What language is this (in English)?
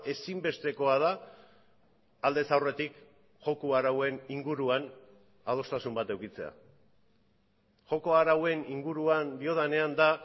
Basque